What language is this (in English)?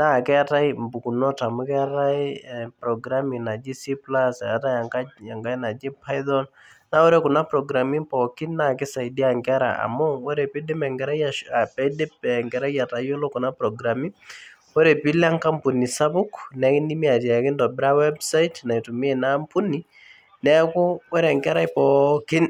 Masai